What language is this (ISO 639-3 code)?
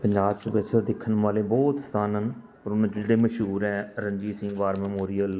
pan